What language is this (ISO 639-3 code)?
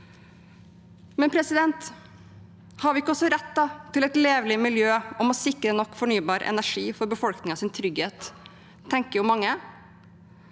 nor